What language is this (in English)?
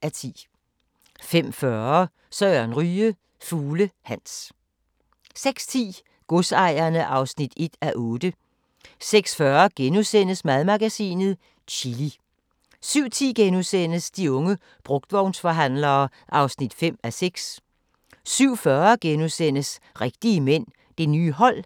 Danish